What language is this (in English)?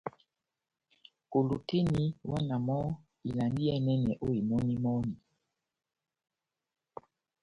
Batanga